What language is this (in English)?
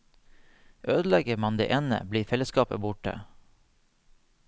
Norwegian